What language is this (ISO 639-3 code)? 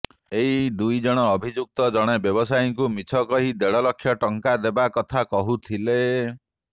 ori